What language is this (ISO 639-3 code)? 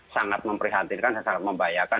ind